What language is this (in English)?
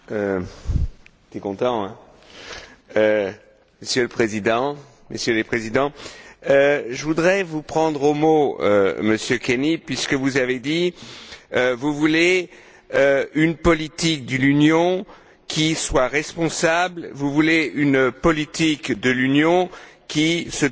French